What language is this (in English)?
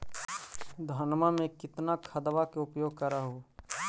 Magahi